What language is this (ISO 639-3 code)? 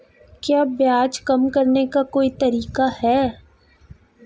hin